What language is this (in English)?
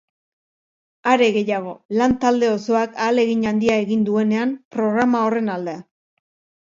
Basque